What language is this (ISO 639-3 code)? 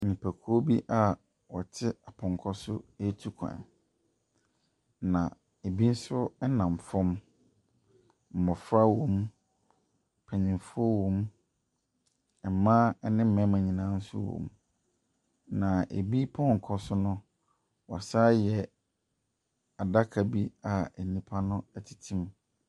aka